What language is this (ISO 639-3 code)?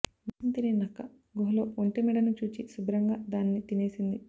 tel